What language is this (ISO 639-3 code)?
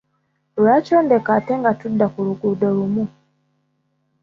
lug